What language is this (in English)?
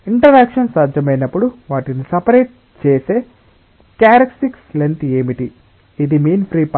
Telugu